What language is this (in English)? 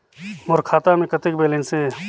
Chhattisgarhi